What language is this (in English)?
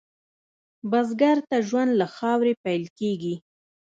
Pashto